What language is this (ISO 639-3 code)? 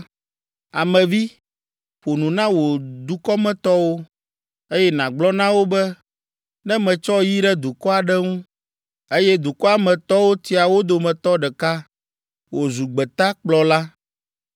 ewe